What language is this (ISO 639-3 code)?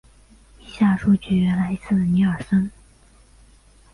zho